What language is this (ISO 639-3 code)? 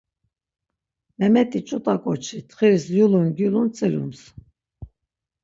lzz